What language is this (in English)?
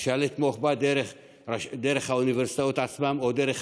Hebrew